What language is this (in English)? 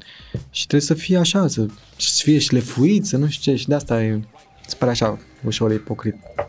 Romanian